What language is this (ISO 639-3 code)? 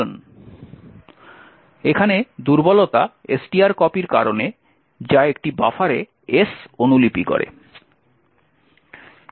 ben